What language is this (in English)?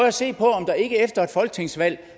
Danish